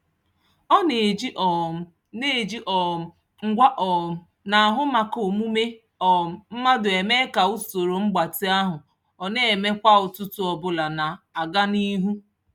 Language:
Igbo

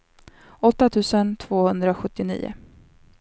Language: Swedish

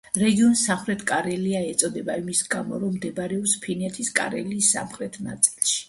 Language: Georgian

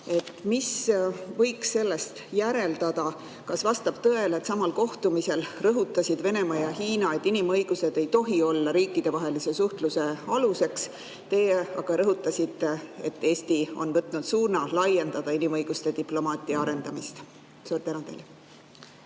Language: Estonian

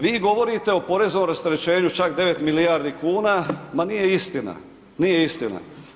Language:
Croatian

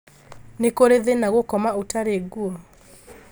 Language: Kikuyu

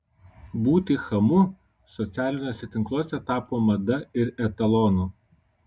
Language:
Lithuanian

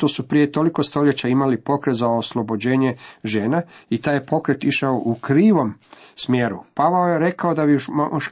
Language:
Croatian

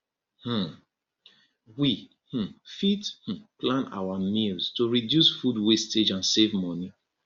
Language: Nigerian Pidgin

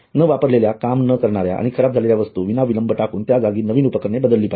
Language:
Marathi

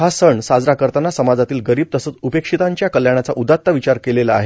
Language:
Marathi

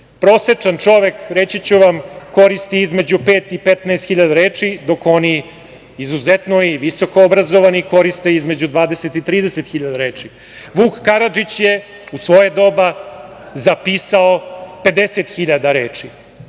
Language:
Serbian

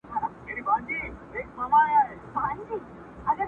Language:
Pashto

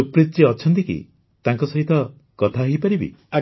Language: Odia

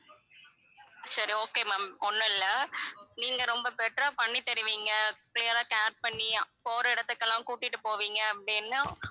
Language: Tamil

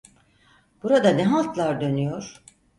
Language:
Turkish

